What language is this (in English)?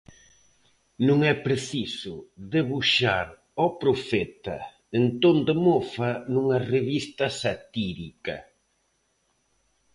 Galician